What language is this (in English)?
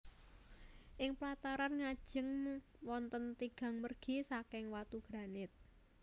Javanese